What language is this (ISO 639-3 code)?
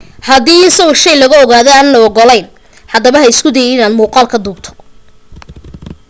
som